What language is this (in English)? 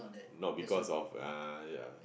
English